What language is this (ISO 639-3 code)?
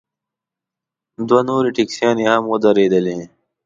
pus